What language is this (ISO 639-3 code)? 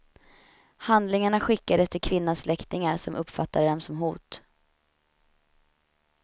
swe